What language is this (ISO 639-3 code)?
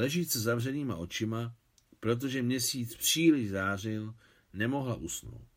ces